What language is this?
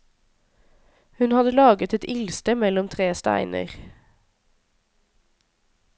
Norwegian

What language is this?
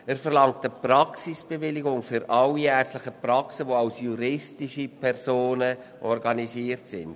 Swiss German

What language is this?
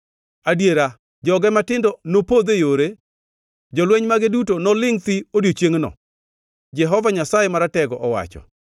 Luo (Kenya and Tanzania)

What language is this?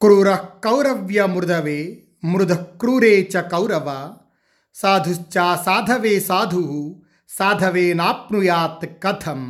Telugu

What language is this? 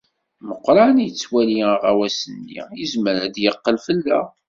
Kabyle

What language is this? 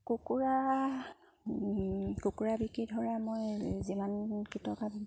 Assamese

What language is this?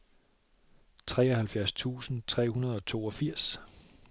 Danish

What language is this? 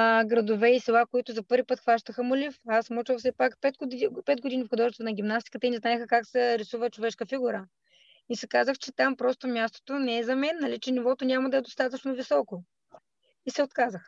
Bulgarian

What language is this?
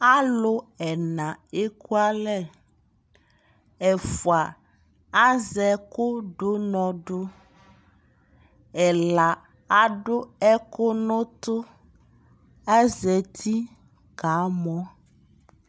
Ikposo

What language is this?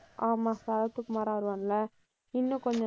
Tamil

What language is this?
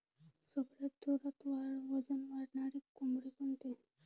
Marathi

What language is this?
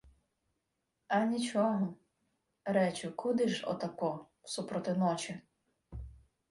Ukrainian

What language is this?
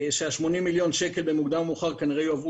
Hebrew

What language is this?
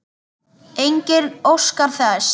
Icelandic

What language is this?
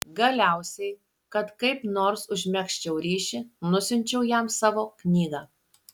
Lithuanian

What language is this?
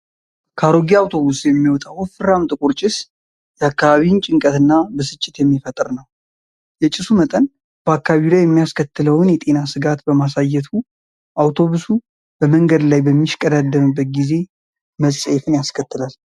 Amharic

